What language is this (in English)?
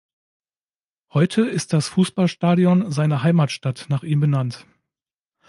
German